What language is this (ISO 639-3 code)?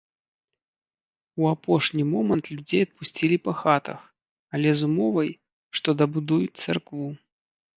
bel